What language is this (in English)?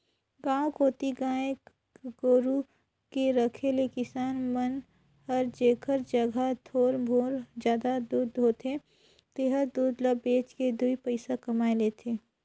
Chhattisgarhi